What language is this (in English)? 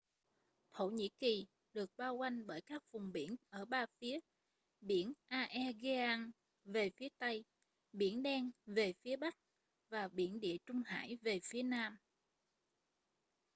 Vietnamese